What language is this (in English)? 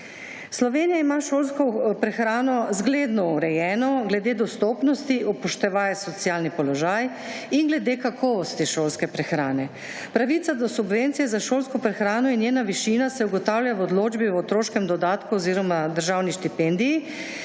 Slovenian